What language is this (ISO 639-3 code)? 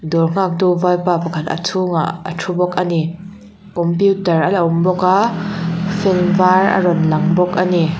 lus